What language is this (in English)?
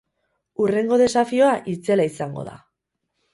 Basque